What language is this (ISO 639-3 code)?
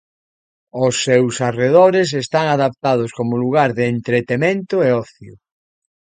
glg